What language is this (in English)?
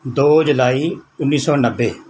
Punjabi